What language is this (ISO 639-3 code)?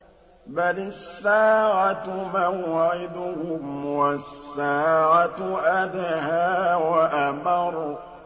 ara